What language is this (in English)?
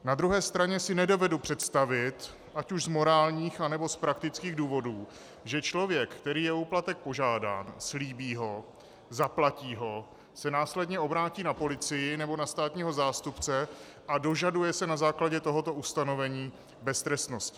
Czech